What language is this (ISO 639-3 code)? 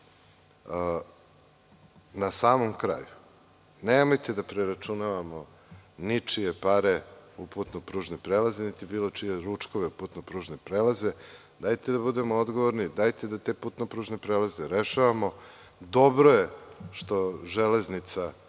srp